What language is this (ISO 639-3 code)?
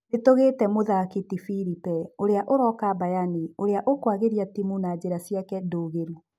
kik